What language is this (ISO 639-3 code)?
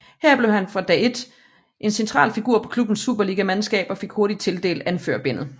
dan